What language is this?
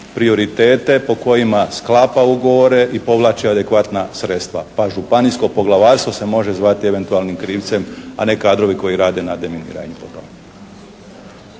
Croatian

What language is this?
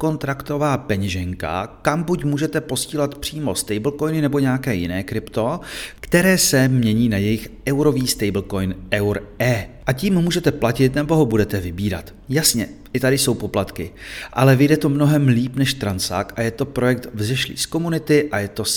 Czech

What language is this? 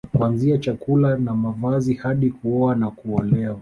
Swahili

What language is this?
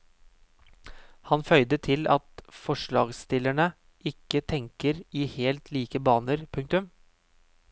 Norwegian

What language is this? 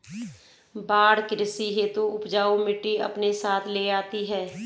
Hindi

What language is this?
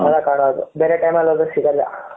Kannada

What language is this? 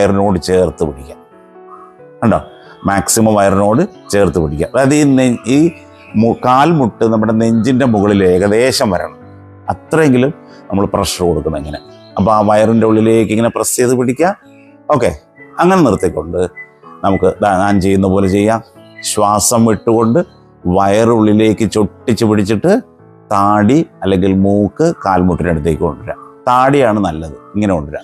Malayalam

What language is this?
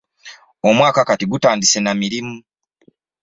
Ganda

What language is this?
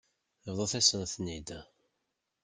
Kabyle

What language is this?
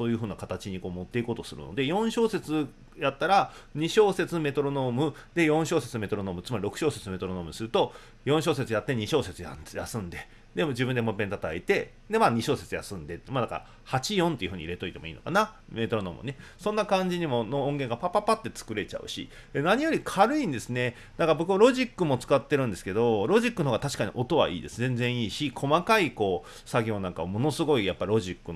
Japanese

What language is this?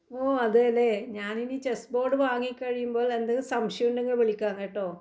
Malayalam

